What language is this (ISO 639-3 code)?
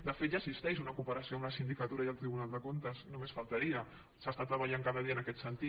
cat